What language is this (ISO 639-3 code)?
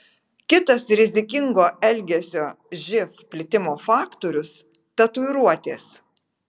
lit